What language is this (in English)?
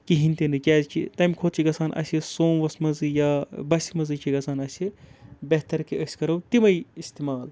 Kashmiri